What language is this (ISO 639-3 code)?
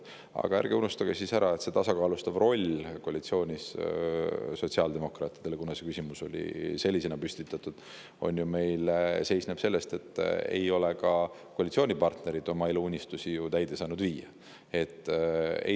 est